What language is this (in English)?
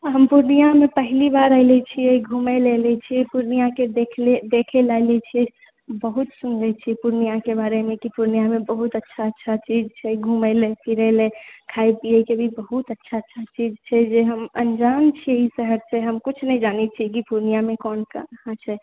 Maithili